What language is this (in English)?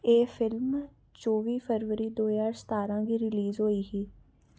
Dogri